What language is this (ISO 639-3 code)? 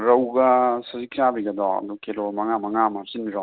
mni